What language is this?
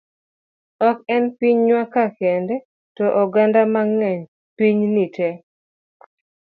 Luo (Kenya and Tanzania)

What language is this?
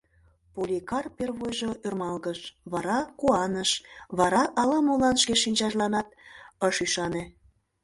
Mari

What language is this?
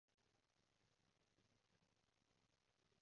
Cantonese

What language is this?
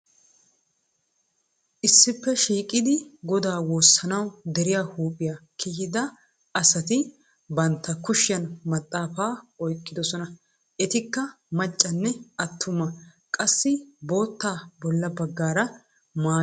Wolaytta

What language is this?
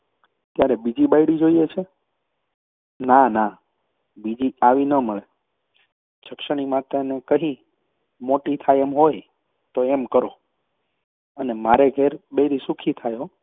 Gujarati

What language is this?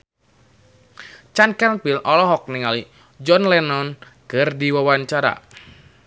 Sundanese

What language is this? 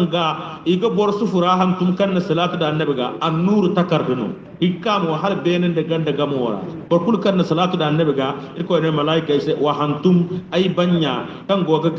Indonesian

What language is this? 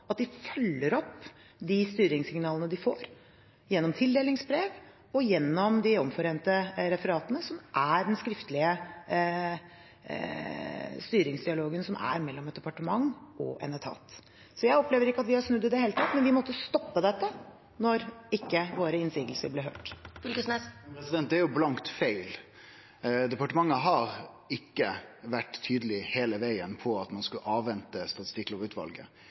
Norwegian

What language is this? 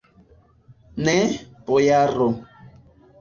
Esperanto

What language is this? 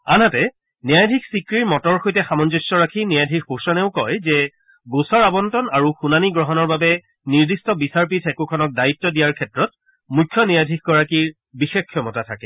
Assamese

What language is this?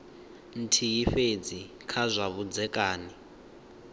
Venda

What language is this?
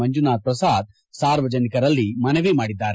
Kannada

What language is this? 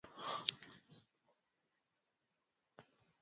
Swahili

